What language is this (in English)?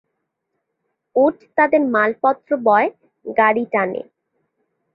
Bangla